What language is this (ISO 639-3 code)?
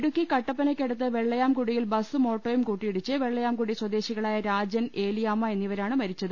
mal